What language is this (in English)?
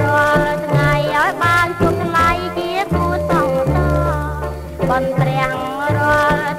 Thai